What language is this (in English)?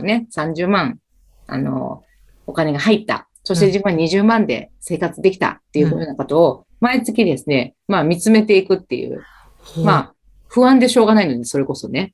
Japanese